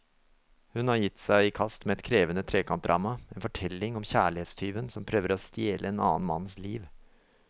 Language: Norwegian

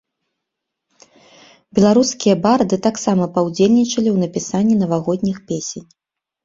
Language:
Belarusian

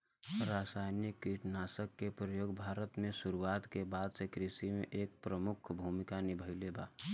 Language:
Bhojpuri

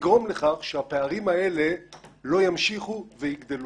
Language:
Hebrew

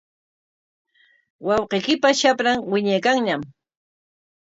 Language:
Corongo Ancash Quechua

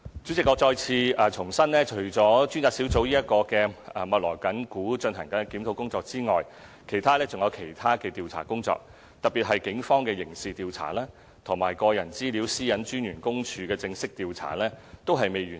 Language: Cantonese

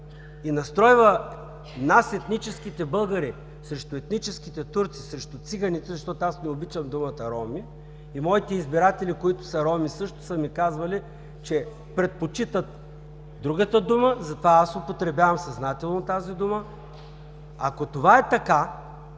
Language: Bulgarian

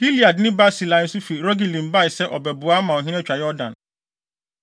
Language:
Akan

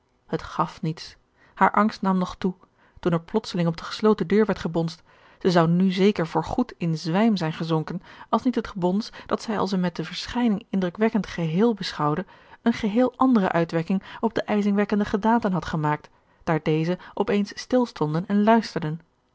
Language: Dutch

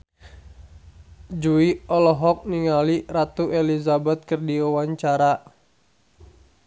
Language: Sundanese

